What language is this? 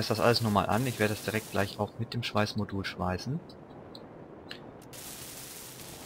German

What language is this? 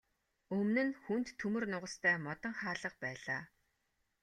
Mongolian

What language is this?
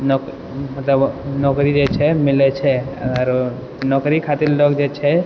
Maithili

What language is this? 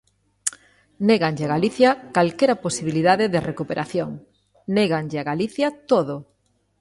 Galician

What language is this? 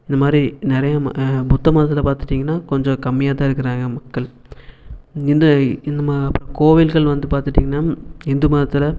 Tamil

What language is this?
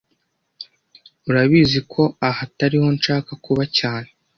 Kinyarwanda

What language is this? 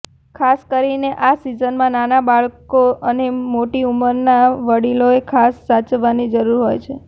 Gujarati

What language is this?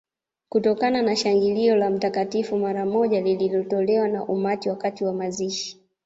Swahili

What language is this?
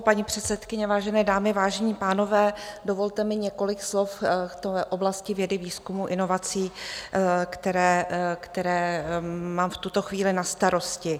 Czech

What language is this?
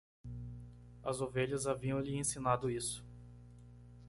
Portuguese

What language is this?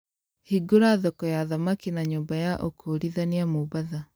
Kikuyu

